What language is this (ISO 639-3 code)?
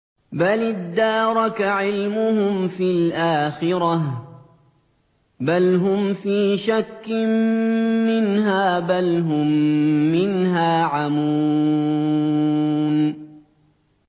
ara